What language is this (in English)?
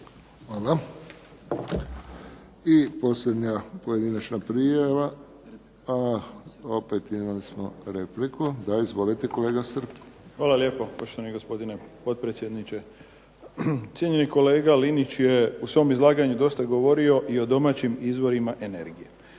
Croatian